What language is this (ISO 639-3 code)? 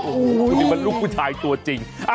tha